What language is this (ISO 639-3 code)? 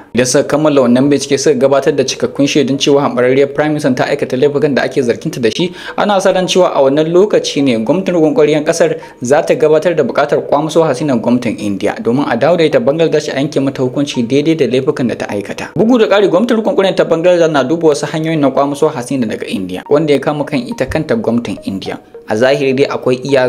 ind